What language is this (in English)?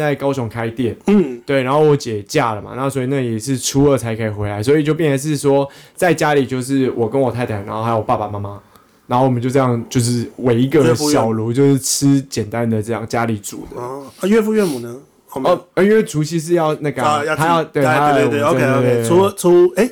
Chinese